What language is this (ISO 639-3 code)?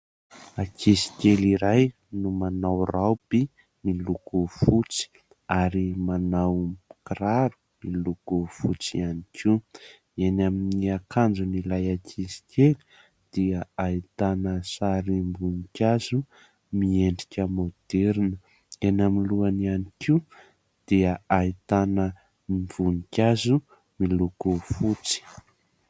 mlg